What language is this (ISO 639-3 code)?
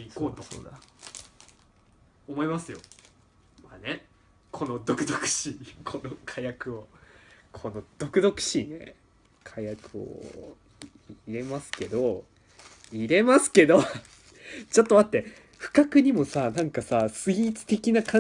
jpn